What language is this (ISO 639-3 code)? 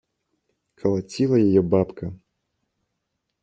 rus